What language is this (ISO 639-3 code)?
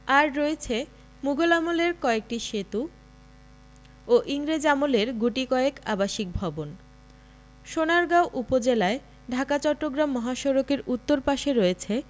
ben